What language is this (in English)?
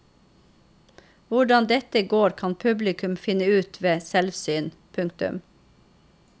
Norwegian